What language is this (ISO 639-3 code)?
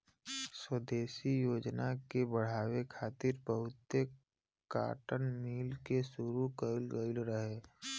bho